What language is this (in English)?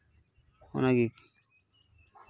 Santali